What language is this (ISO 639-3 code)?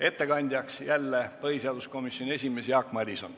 est